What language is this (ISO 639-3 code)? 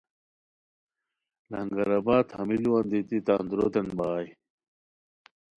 khw